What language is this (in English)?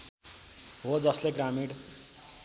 Nepali